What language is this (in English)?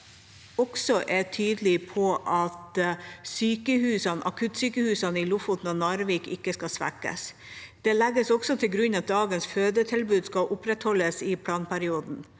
Norwegian